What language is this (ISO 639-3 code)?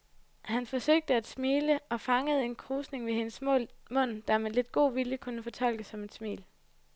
dan